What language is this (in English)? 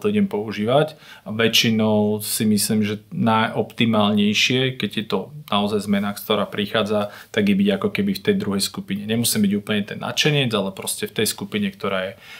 Slovak